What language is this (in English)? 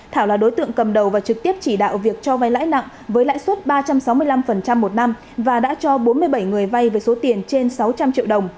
Vietnamese